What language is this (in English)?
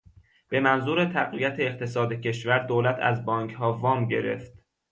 Persian